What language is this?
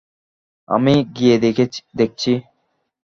Bangla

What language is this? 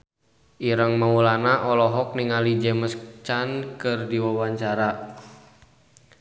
Sundanese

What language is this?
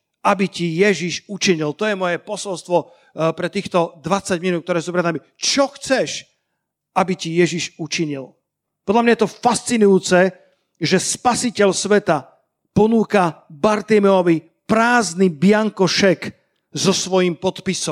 Slovak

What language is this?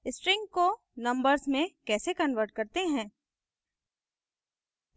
Hindi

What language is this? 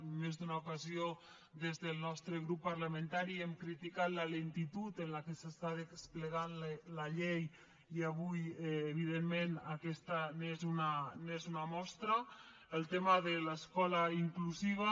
Catalan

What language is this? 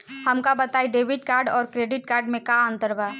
Bhojpuri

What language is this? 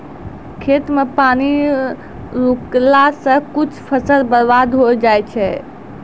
Maithili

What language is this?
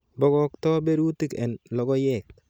Kalenjin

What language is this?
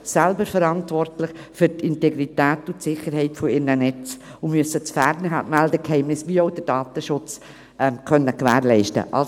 Swiss German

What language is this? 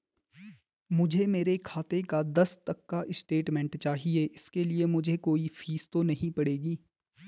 Hindi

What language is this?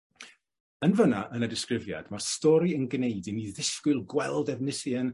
Welsh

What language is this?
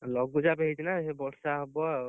Odia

